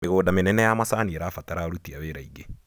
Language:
Kikuyu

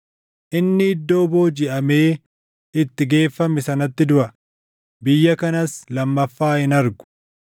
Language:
Oromo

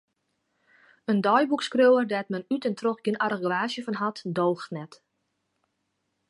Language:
Western Frisian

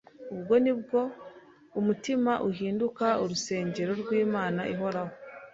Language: Kinyarwanda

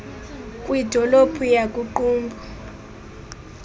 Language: Xhosa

